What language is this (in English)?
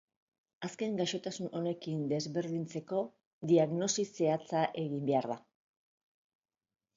Basque